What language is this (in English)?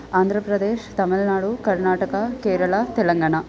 Sanskrit